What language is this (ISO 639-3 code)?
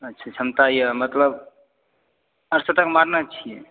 mai